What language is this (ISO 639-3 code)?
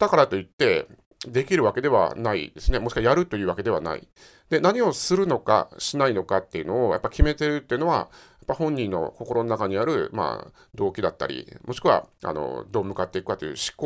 jpn